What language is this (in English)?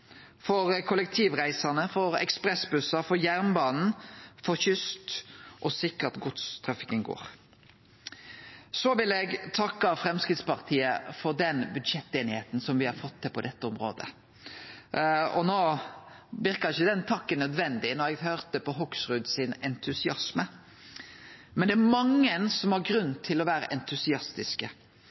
Norwegian Nynorsk